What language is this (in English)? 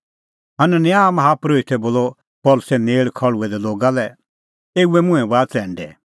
Kullu Pahari